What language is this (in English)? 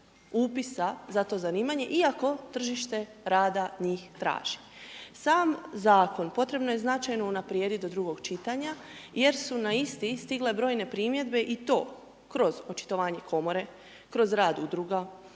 Croatian